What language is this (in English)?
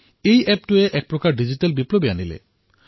Assamese